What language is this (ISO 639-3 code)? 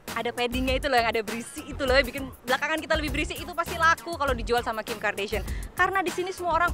ind